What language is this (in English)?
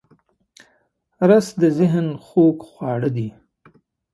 Pashto